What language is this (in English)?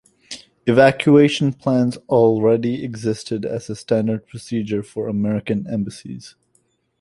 English